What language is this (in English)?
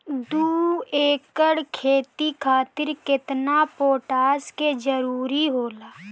Bhojpuri